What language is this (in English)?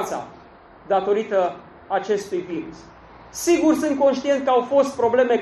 Romanian